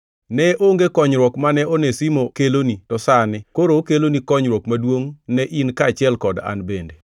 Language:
Luo (Kenya and Tanzania)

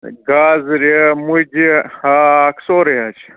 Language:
Kashmiri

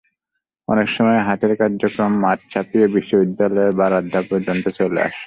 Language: Bangla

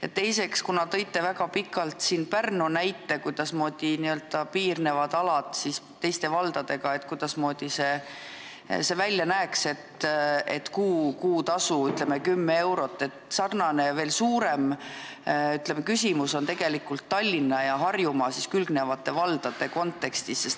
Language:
Estonian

